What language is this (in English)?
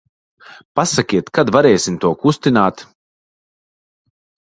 Latvian